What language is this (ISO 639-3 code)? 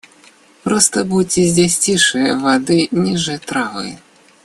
rus